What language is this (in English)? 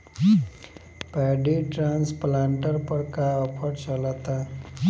Bhojpuri